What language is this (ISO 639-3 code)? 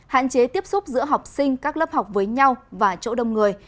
vie